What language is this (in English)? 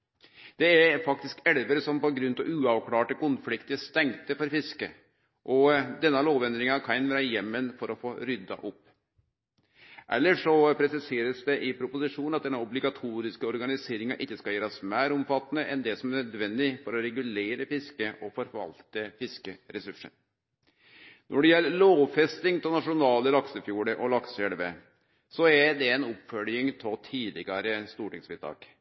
Norwegian Nynorsk